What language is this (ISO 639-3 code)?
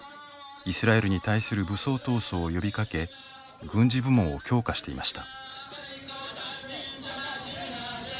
jpn